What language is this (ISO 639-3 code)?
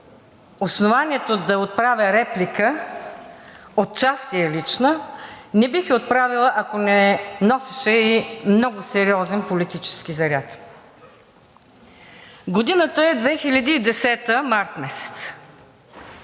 bul